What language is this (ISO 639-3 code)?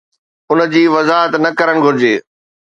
snd